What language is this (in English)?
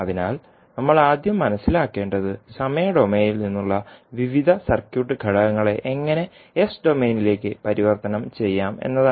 Malayalam